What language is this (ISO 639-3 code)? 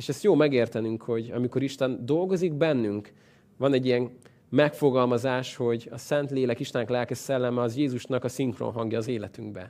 hun